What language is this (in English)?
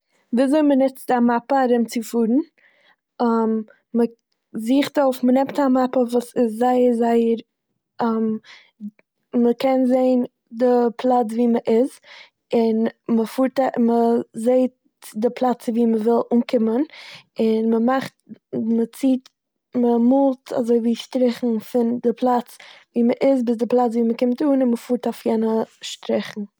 Yiddish